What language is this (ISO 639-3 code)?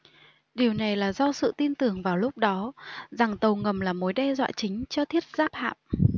vie